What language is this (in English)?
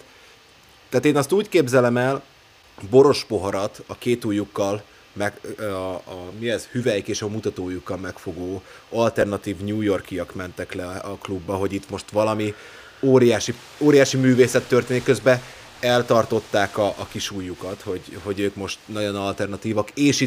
Hungarian